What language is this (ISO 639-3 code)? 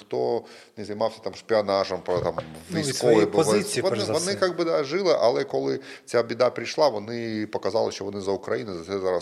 ukr